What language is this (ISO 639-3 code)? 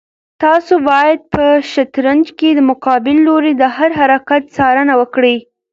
pus